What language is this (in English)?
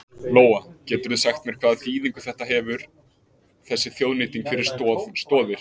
Icelandic